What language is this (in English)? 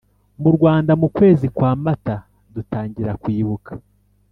Kinyarwanda